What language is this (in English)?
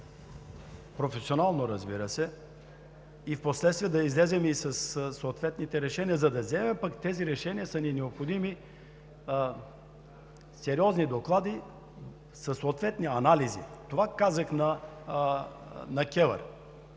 Bulgarian